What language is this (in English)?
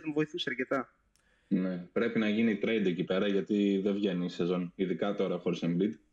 Greek